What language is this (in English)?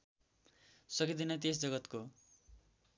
Nepali